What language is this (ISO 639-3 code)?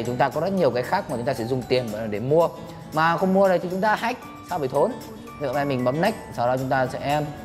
vie